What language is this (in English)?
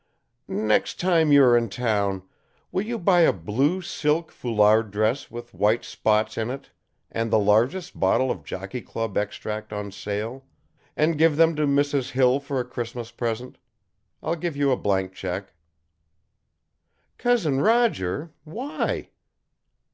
English